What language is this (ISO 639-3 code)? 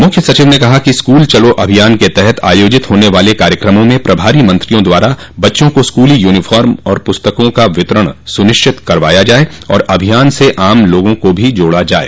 hin